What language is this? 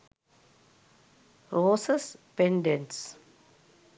Sinhala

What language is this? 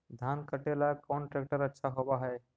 Magahi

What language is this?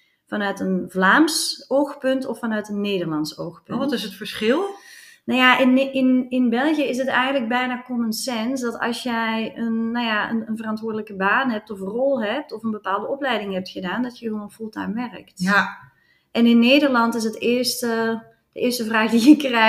Dutch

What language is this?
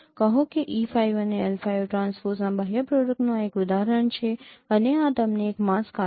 Gujarati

